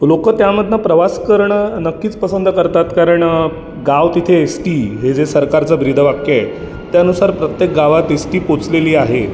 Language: Marathi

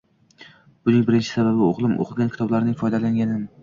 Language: Uzbek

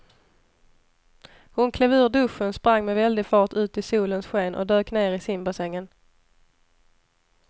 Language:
Swedish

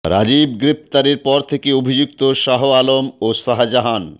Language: Bangla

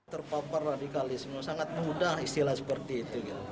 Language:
Indonesian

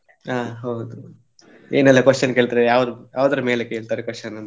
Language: Kannada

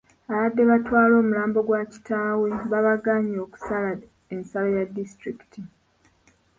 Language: Ganda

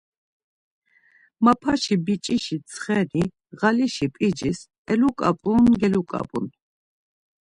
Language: Laz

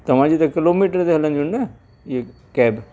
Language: Sindhi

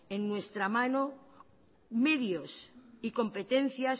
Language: Spanish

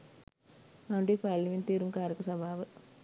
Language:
Sinhala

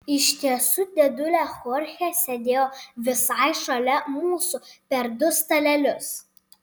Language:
Lithuanian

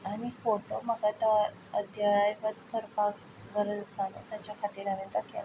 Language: Konkani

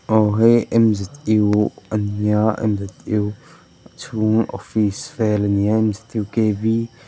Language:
Mizo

